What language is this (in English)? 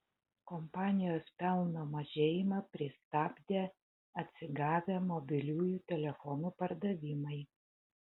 Lithuanian